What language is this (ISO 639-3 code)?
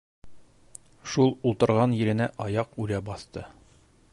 bak